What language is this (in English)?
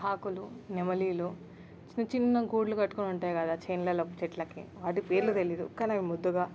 Telugu